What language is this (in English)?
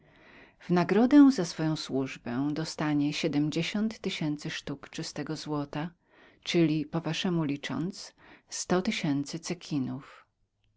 Polish